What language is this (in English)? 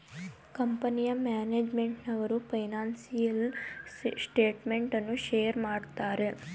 Kannada